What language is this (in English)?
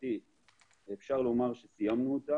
Hebrew